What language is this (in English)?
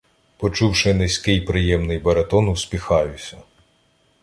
Ukrainian